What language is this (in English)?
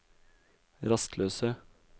Norwegian